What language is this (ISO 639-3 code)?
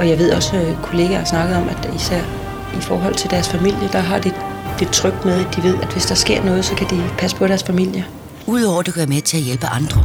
dan